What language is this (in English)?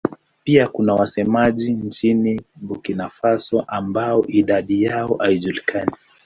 Swahili